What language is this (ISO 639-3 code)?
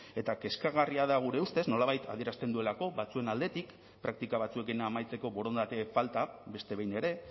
eus